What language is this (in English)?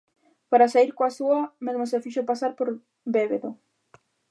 Galician